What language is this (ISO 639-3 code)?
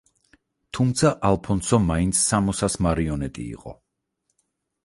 kat